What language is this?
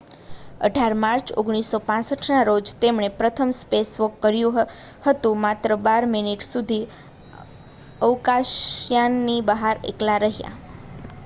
Gujarati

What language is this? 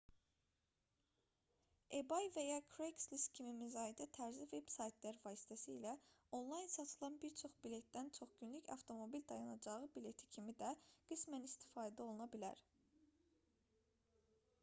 Azerbaijani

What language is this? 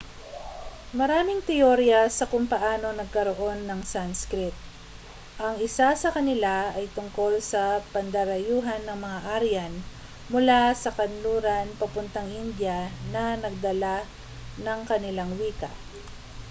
Filipino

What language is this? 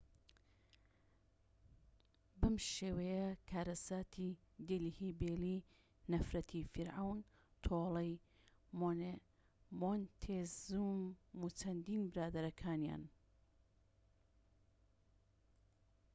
Central Kurdish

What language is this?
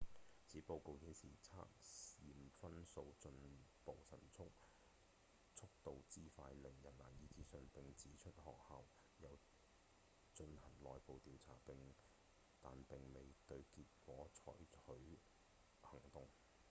Cantonese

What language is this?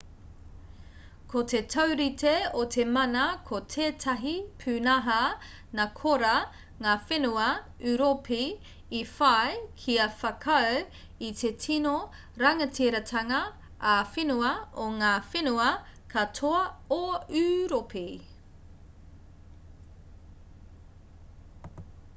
Māori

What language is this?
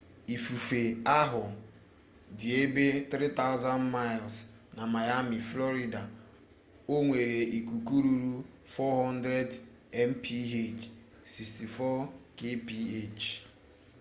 Igbo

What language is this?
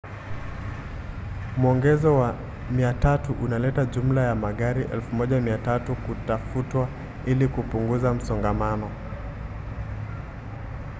Swahili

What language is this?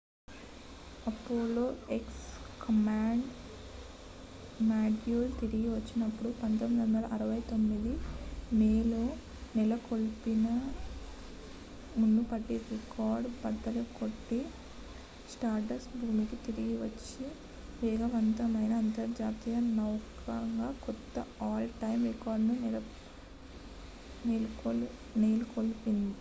Telugu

